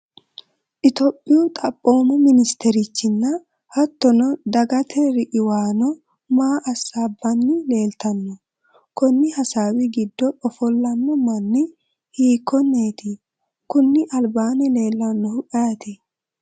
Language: Sidamo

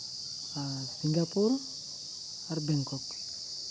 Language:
Santali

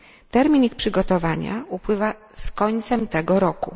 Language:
Polish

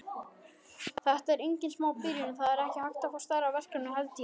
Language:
Icelandic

